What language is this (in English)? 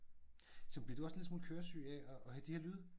Danish